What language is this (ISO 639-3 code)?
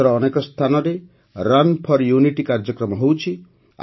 ori